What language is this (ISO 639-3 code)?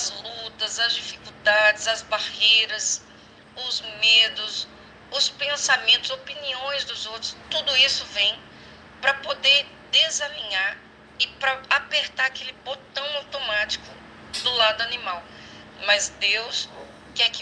por